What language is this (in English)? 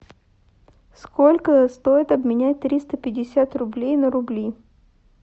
Russian